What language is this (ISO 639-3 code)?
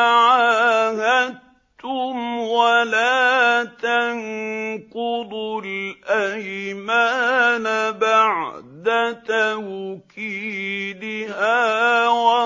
ara